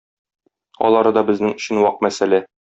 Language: Tatar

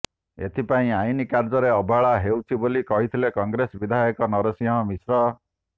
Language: Odia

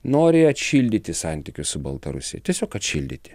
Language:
Lithuanian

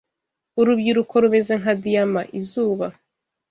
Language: Kinyarwanda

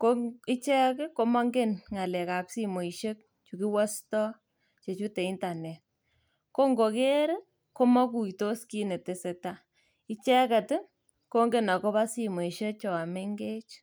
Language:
Kalenjin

